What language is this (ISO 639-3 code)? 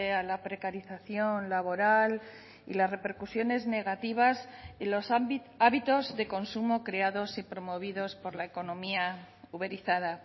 spa